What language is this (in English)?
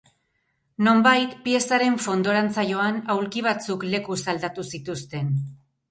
Basque